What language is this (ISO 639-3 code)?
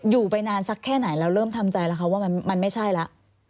tha